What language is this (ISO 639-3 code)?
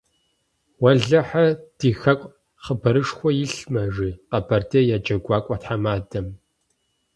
kbd